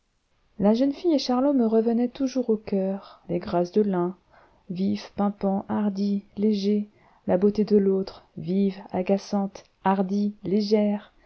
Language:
French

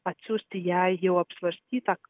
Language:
Lithuanian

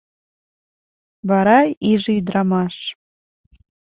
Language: Mari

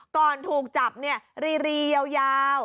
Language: Thai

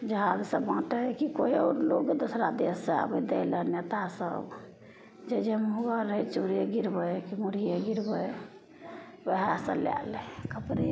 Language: Maithili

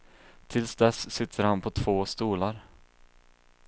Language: Swedish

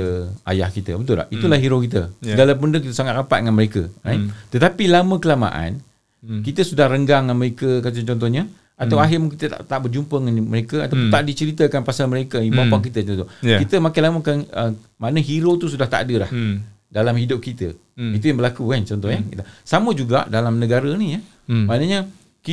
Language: Malay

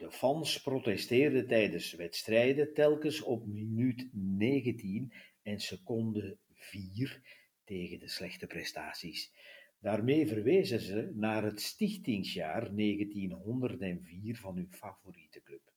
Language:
Dutch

